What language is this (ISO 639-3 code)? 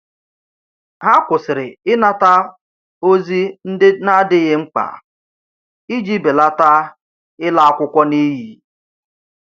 ibo